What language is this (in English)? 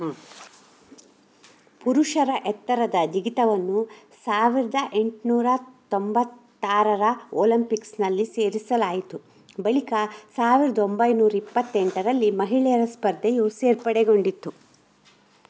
Kannada